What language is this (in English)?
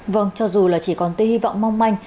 Vietnamese